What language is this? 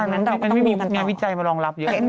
Thai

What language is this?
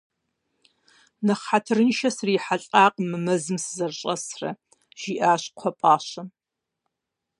Kabardian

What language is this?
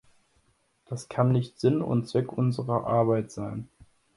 German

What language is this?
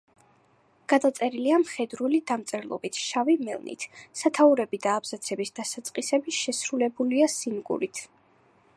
Georgian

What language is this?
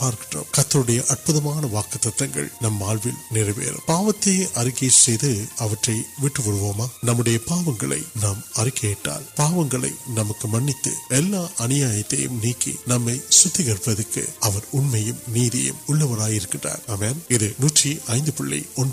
Urdu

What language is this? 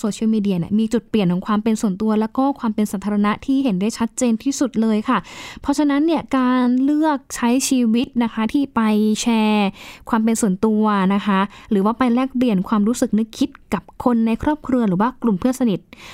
Thai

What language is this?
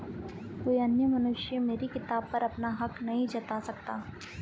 Hindi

